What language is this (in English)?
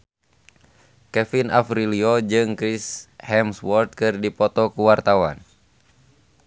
Sundanese